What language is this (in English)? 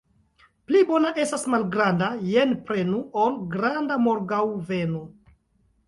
Esperanto